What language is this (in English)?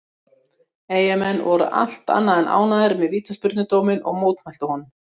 Icelandic